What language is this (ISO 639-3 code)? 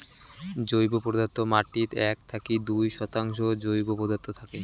ben